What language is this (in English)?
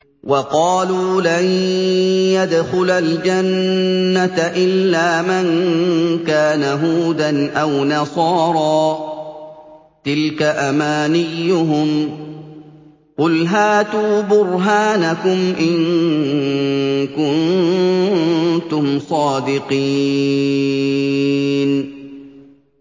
Arabic